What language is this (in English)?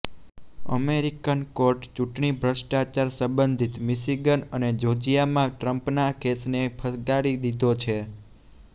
Gujarati